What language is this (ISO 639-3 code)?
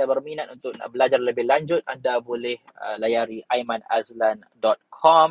msa